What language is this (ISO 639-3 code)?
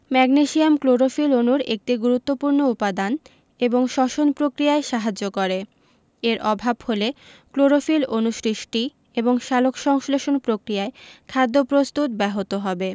ben